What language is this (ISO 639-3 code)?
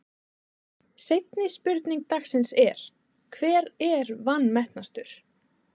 isl